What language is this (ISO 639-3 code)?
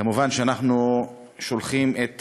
heb